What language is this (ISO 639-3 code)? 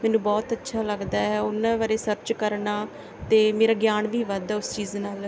pan